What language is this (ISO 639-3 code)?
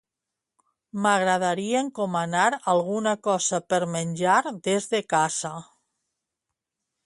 cat